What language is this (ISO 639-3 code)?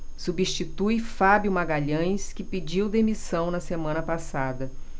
por